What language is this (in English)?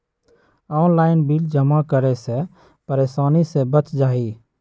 Magahi